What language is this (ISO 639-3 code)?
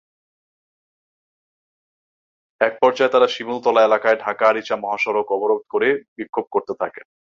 ben